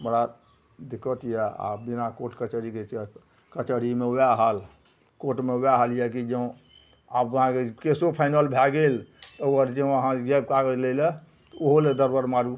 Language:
Maithili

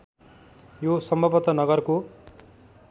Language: Nepali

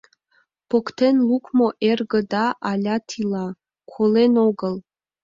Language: Mari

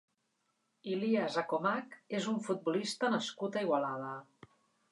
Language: Catalan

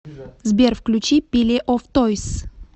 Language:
Russian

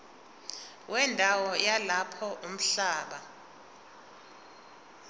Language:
Zulu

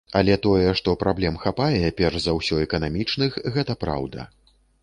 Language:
Belarusian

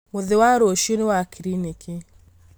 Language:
Kikuyu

